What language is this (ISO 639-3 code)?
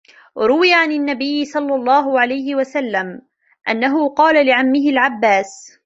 ara